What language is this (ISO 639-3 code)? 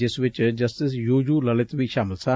pan